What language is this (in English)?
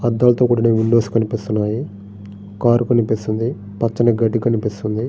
Telugu